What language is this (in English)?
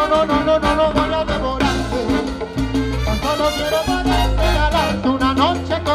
Spanish